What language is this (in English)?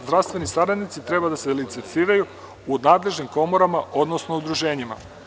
Serbian